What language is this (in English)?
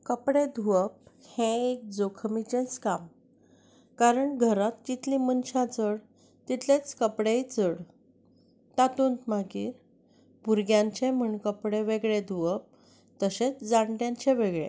Konkani